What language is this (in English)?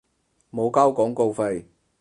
Cantonese